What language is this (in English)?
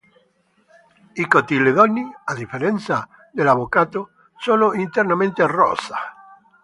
Italian